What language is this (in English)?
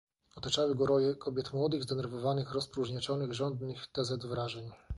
Polish